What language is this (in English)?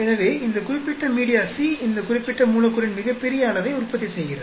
Tamil